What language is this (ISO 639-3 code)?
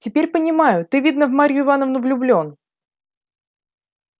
rus